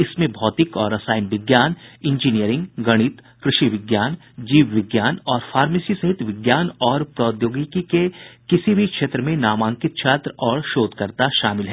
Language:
Hindi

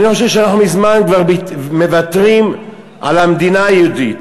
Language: Hebrew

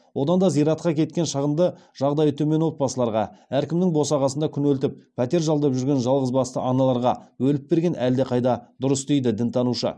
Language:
Kazakh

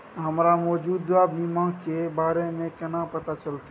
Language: Maithili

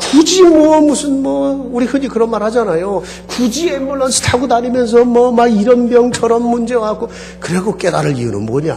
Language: Korean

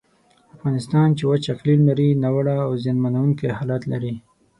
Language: Pashto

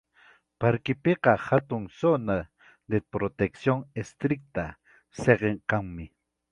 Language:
Ayacucho Quechua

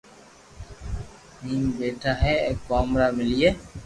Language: Loarki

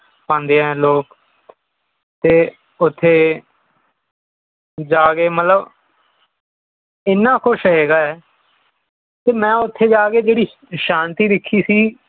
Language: Punjabi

